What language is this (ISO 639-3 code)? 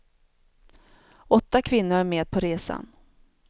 swe